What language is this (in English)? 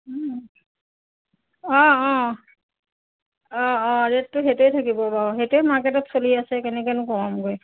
Assamese